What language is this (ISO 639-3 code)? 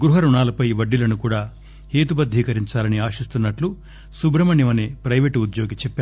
tel